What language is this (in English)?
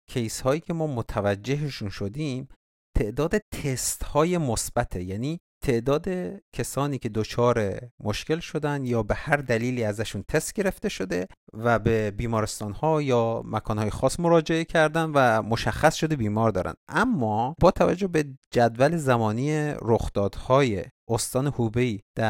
Persian